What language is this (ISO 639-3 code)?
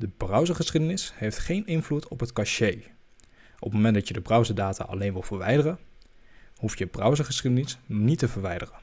nld